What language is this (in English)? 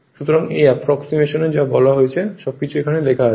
Bangla